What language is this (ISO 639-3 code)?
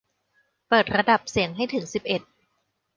tha